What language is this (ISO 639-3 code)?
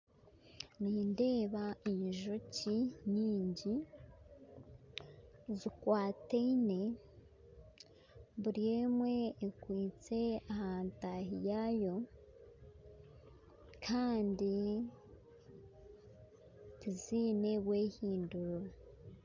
nyn